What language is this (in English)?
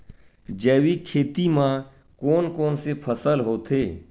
Chhattisgarhi